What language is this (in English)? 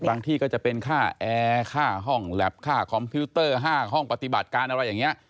Thai